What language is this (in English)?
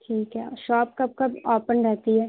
Urdu